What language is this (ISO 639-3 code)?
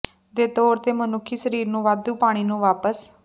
pan